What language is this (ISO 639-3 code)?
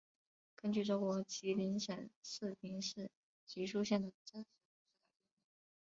zho